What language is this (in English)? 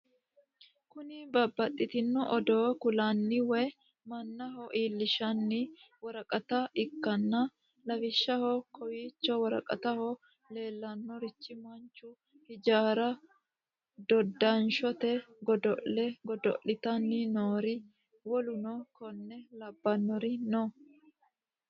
Sidamo